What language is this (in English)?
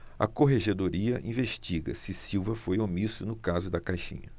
Portuguese